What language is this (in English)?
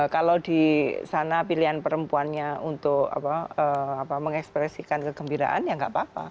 Indonesian